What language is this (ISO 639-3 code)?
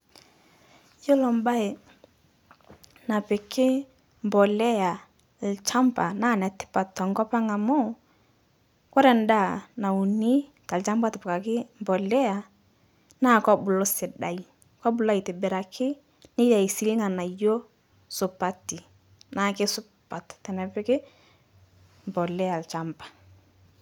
mas